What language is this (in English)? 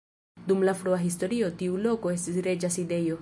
Esperanto